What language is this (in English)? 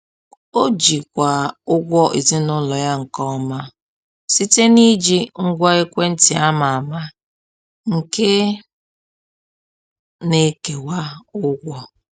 Igbo